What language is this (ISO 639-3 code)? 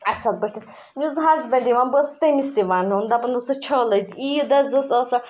kas